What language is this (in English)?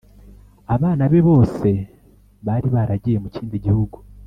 Kinyarwanda